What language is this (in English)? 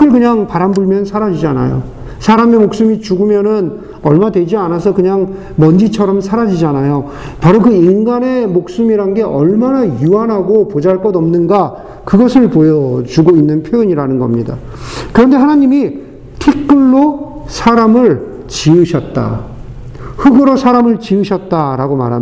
Korean